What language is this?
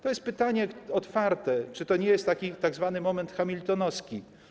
Polish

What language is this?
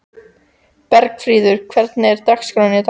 Icelandic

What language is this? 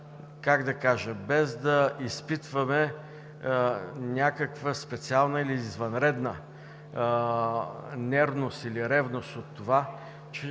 Bulgarian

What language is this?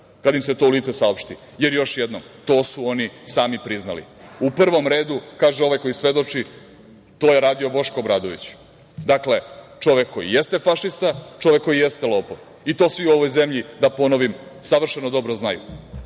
Serbian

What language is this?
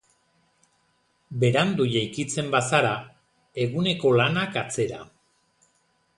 Basque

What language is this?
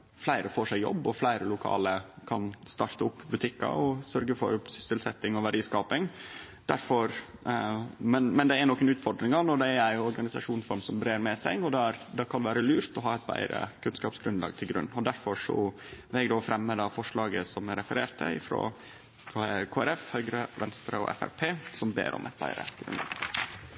Norwegian Nynorsk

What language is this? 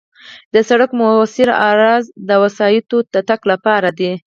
Pashto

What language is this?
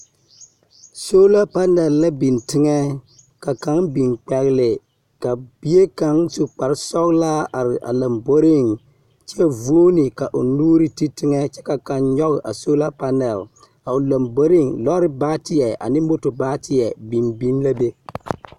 Southern Dagaare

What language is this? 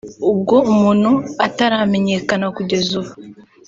Kinyarwanda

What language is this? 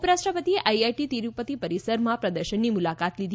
Gujarati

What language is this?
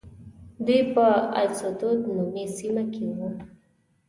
Pashto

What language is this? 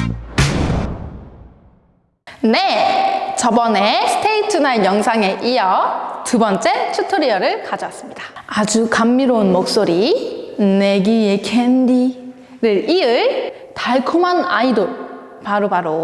Korean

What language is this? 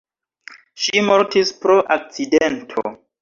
Esperanto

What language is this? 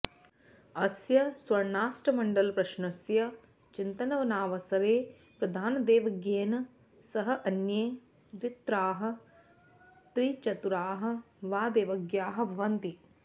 Sanskrit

